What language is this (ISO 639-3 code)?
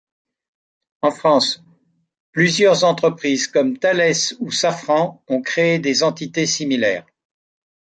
fra